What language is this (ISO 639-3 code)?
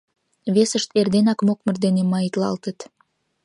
chm